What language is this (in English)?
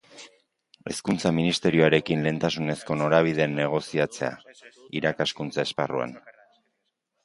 Basque